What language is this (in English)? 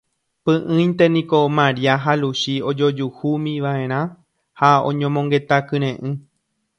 Guarani